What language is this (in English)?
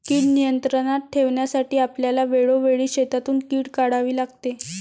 Marathi